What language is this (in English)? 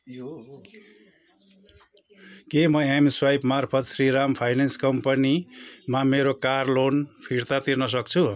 Nepali